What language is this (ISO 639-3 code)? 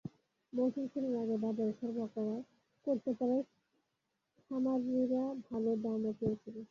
ben